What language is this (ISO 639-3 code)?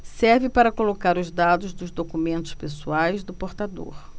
por